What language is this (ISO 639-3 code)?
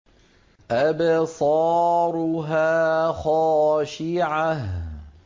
ara